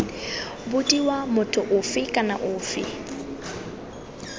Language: Tswana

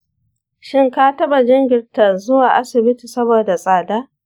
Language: Hausa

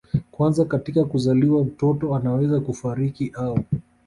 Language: Swahili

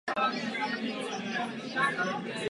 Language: Czech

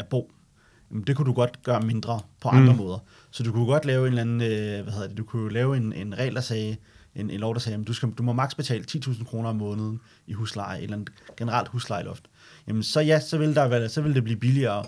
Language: Danish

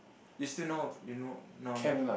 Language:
English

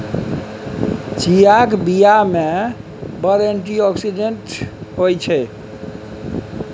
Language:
Maithili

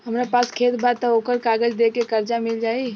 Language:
Bhojpuri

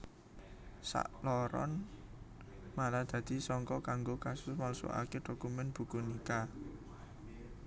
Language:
Javanese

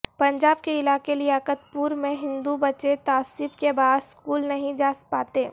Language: Urdu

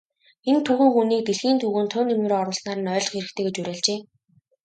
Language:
Mongolian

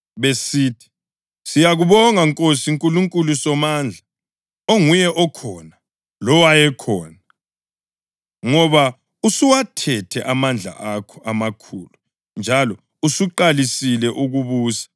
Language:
North Ndebele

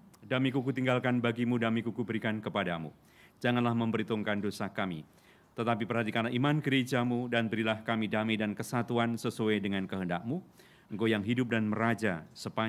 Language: Indonesian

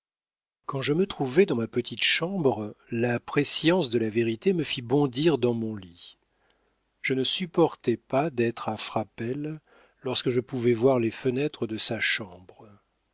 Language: French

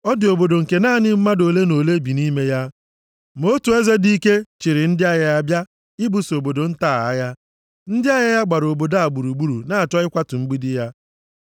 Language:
Igbo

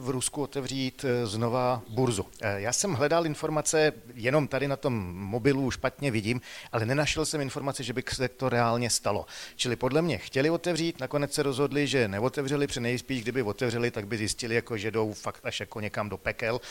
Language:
Czech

